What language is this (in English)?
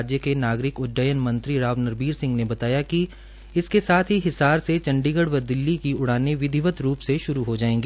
Hindi